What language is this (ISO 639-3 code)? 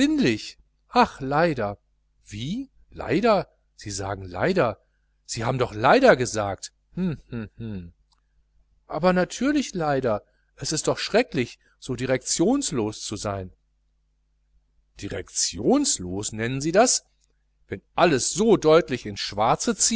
deu